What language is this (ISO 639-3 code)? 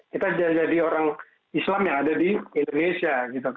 ind